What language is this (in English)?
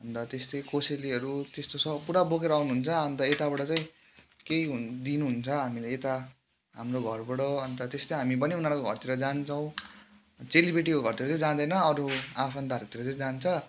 Nepali